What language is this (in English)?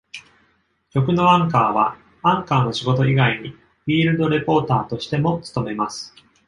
Japanese